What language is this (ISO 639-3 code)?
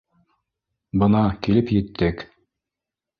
bak